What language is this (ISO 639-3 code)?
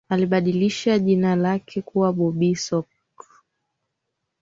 swa